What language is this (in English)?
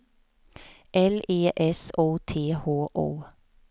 Swedish